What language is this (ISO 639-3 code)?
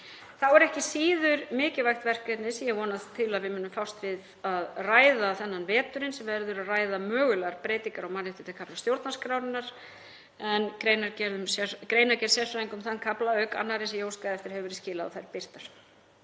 isl